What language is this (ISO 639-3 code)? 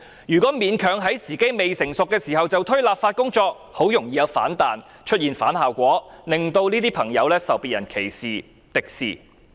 yue